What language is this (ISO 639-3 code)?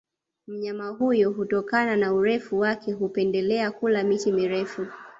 swa